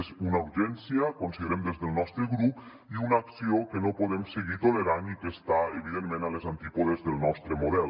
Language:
Catalan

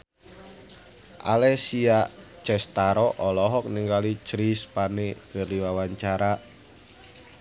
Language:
Sundanese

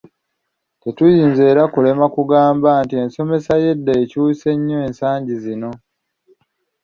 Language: Ganda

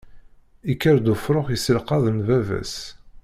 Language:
Kabyle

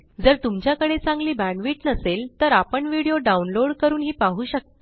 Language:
Marathi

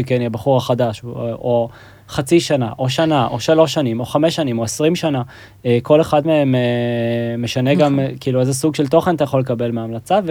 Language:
Hebrew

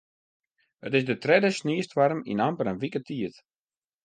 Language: Western Frisian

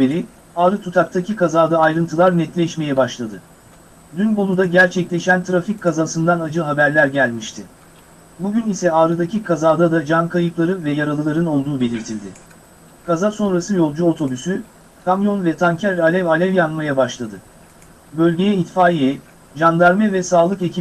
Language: Turkish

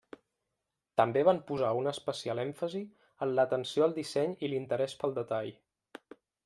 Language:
Catalan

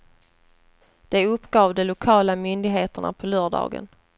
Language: Swedish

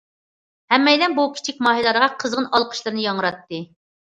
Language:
Uyghur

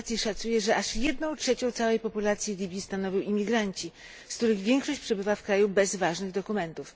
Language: Polish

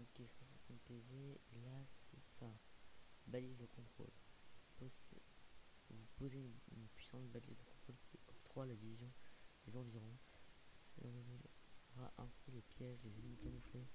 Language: French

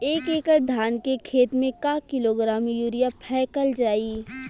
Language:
Bhojpuri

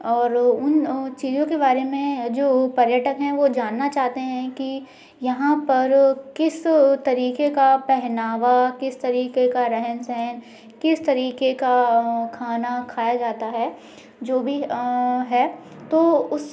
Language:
Hindi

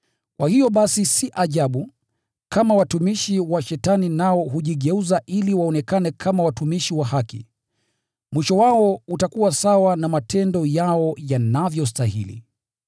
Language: Swahili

